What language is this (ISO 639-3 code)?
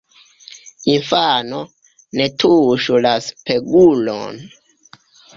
epo